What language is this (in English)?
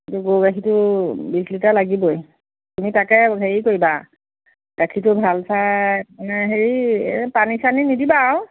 Assamese